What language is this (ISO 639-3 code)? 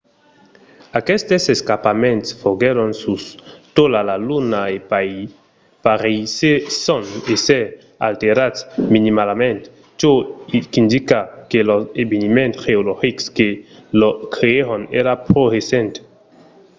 oci